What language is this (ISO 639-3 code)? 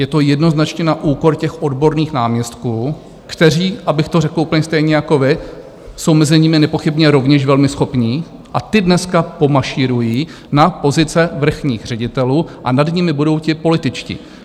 ces